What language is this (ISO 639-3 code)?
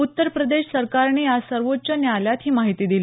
mar